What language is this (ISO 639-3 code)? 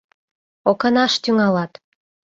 chm